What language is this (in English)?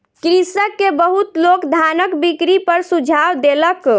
Maithili